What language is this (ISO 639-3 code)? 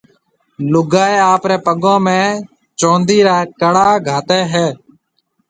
mve